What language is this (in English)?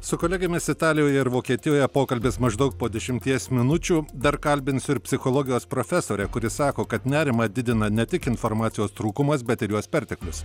Lithuanian